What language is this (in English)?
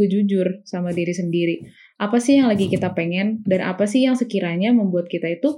Indonesian